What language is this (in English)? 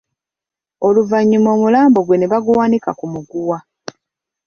Ganda